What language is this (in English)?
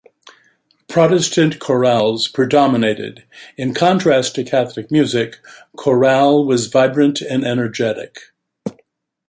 English